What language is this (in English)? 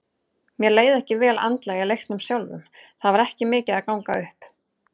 Icelandic